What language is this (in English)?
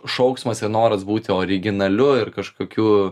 Lithuanian